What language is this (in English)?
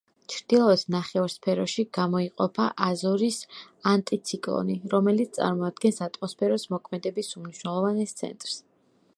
Georgian